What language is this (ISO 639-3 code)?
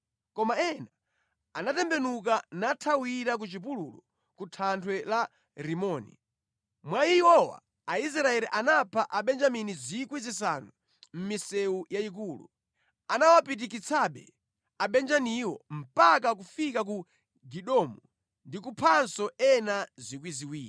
nya